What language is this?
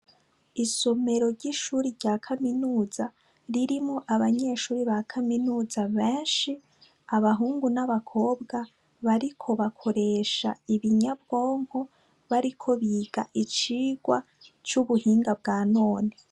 Rundi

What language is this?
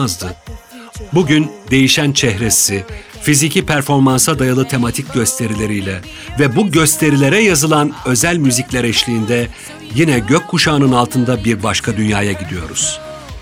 Turkish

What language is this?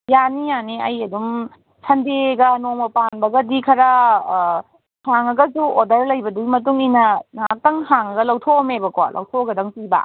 Manipuri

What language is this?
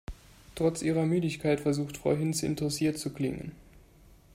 German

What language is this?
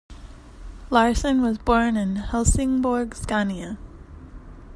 English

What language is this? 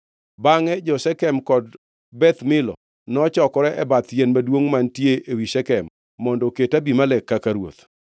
Luo (Kenya and Tanzania)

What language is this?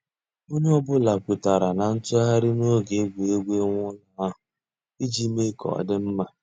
Igbo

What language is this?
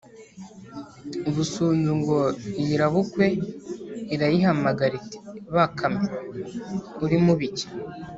Kinyarwanda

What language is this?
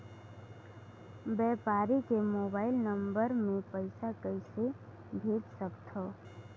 Chhattisgarhi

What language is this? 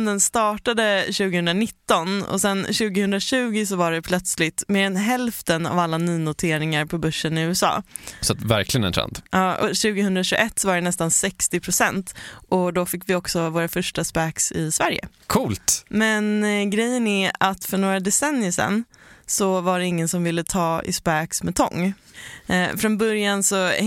Swedish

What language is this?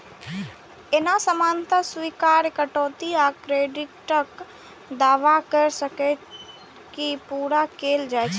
Maithili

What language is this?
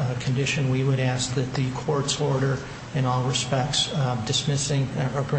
English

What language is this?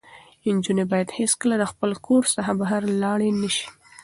Pashto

